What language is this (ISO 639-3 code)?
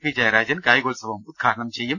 mal